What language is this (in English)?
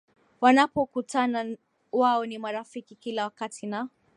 Swahili